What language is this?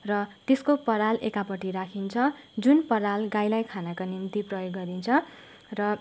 Nepali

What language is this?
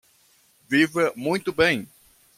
Portuguese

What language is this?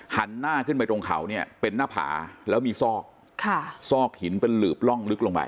Thai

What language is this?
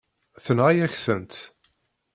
Kabyle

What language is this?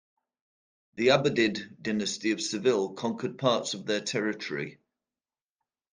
English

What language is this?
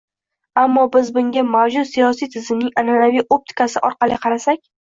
Uzbek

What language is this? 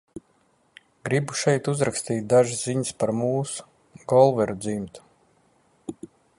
Latvian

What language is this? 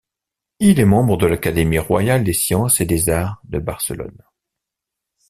French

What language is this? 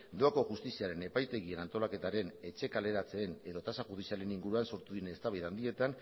Basque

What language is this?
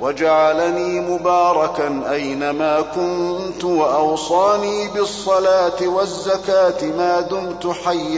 Arabic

